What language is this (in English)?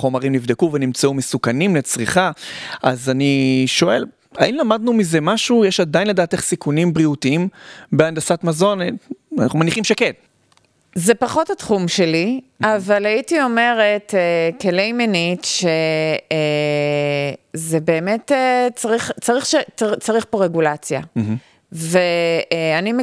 Hebrew